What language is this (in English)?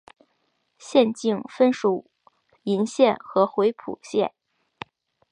Chinese